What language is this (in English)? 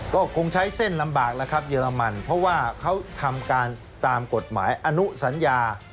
Thai